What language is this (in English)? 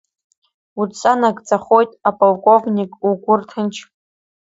Abkhazian